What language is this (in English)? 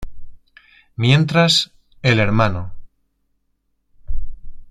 Spanish